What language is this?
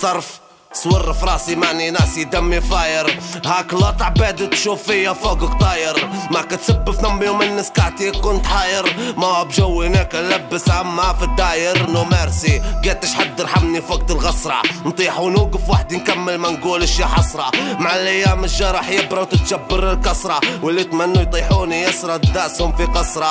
Arabic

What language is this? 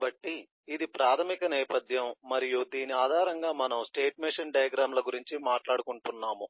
Telugu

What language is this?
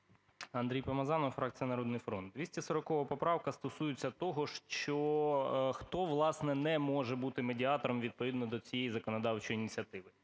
Ukrainian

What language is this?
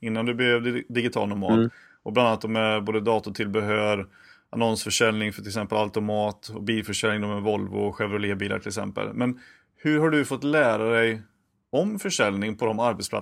Swedish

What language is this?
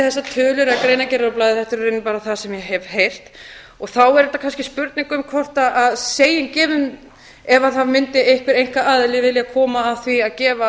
Icelandic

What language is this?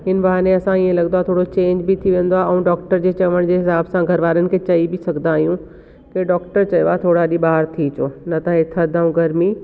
Sindhi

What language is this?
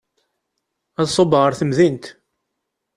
Kabyle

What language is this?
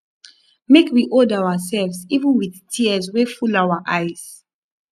Nigerian Pidgin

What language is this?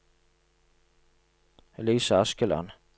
Norwegian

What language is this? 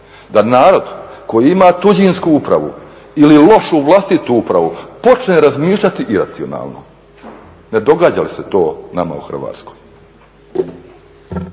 Croatian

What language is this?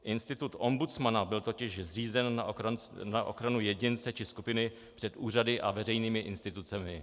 Czech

